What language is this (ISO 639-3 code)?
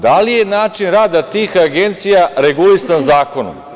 srp